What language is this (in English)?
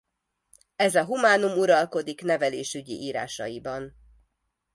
Hungarian